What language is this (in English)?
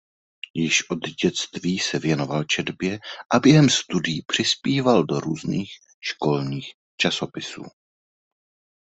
Czech